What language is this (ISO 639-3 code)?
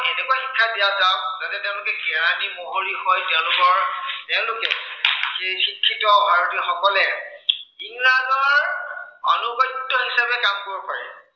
asm